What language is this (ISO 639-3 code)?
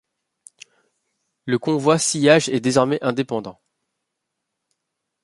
fra